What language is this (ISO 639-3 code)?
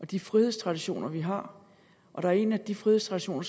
dan